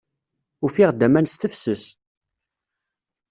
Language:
Kabyle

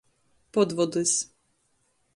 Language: Latgalian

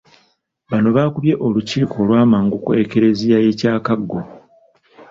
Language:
Ganda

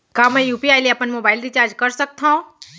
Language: Chhattisgarhi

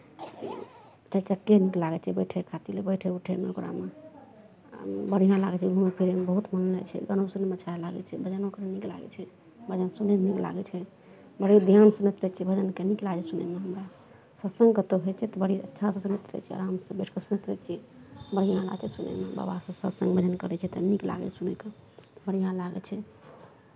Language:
Maithili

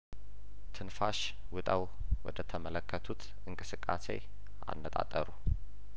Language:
Amharic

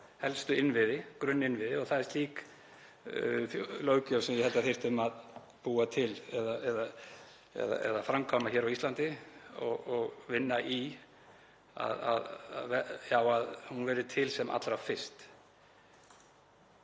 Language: Icelandic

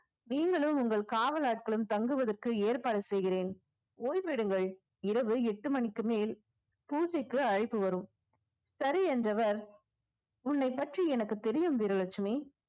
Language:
Tamil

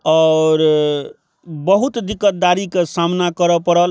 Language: Maithili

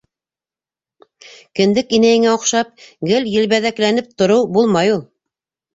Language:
Bashkir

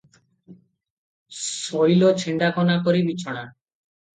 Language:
Odia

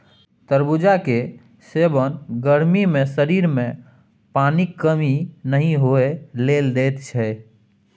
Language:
Maithili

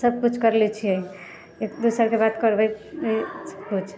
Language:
Maithili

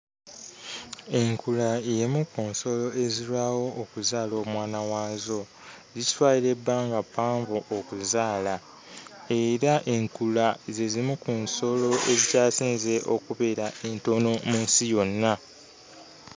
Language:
Ganda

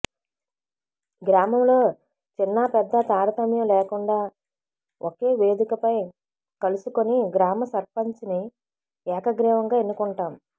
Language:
Telugu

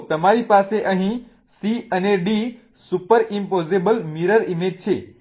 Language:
Gujarati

